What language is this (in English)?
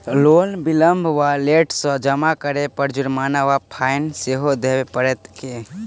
Maithili